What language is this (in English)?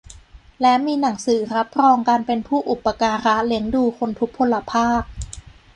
Thai